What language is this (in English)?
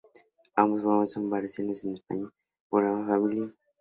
Spanish